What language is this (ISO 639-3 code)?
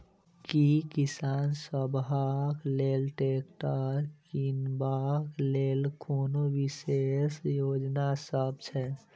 mai